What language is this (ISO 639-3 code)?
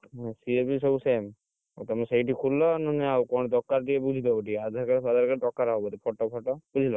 ori